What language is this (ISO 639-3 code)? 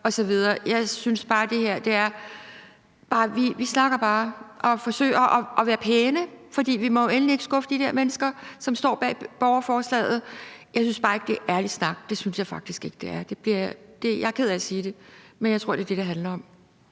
dan